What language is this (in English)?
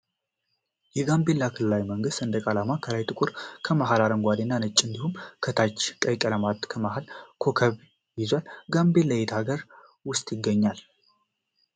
Amharic